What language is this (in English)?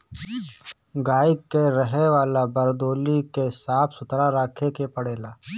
Bhojpuri